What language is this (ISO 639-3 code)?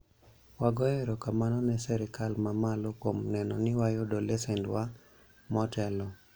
luo